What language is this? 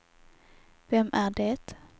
Swedish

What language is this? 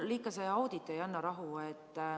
Estonian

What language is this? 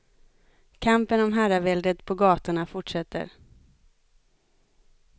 Swedish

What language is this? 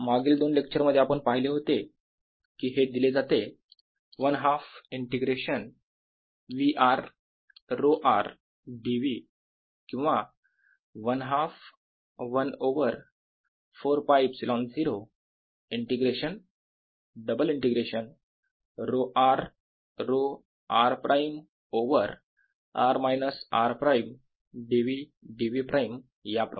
Marathi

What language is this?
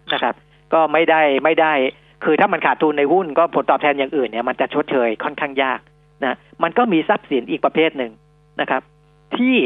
Thai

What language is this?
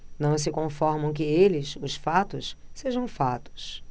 Portuguese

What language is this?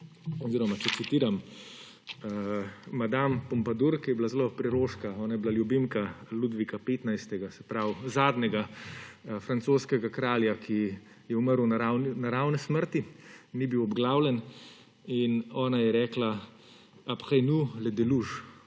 Slovenian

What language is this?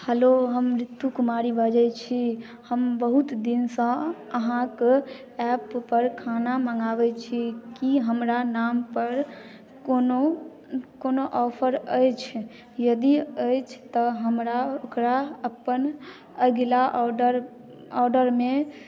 Maithili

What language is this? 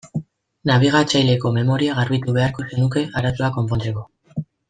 Basque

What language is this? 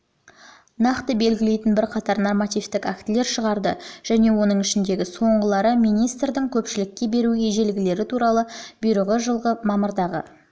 Kazakh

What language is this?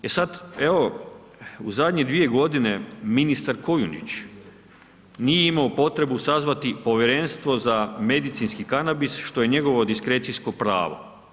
Croatian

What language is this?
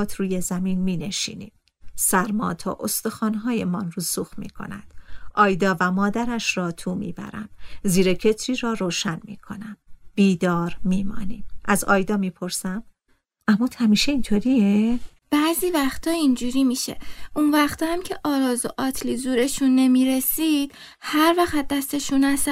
Persian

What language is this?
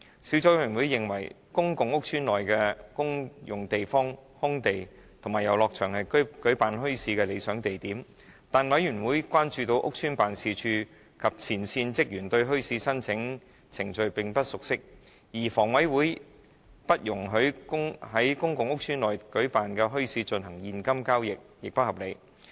Cantonese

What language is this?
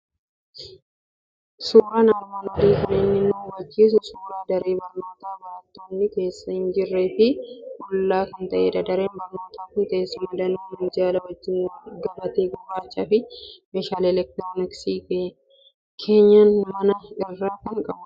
Oromo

